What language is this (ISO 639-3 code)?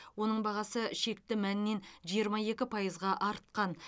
kaz